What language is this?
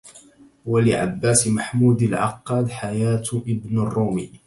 Arabic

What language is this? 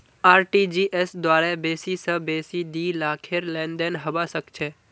Magahi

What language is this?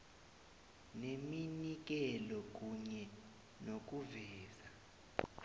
South Ndebele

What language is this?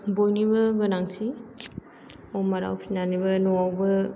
Bodo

